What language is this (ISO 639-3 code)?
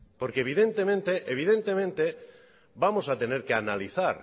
spa